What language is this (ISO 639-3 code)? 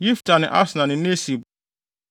aka